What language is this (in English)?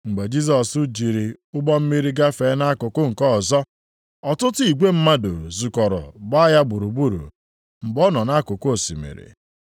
Igbo